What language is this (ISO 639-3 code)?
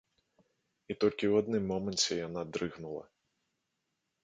bel